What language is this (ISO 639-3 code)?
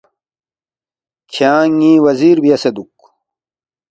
bft